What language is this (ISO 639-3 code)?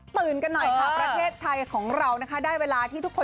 tha